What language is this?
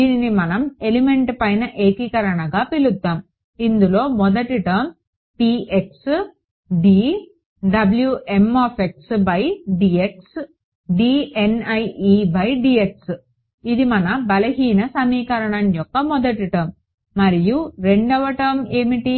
Telugu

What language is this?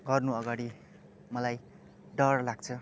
Nepali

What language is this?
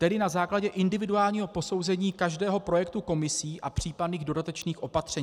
Czech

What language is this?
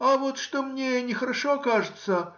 Russian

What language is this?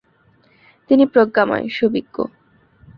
Bangla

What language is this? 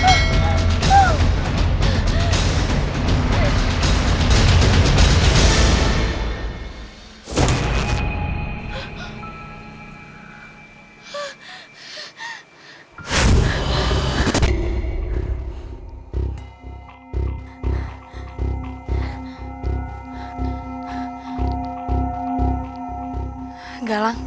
Indonesian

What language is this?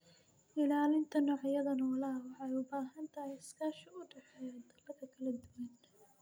Somali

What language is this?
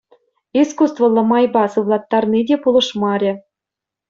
Chuvash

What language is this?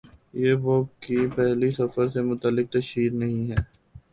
Urdu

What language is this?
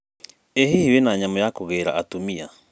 Kikuyu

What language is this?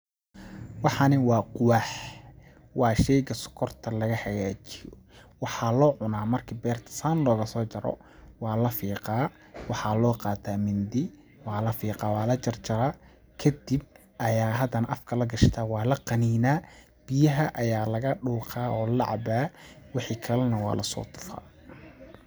Somali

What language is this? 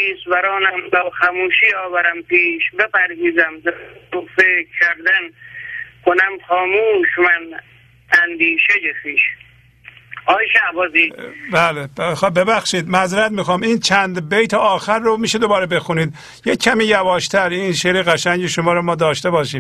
Persian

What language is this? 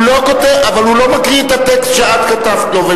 Hebrew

